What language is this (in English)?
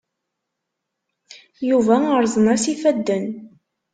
Kabyle